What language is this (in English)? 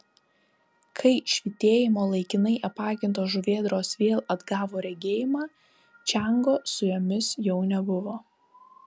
Lithuanian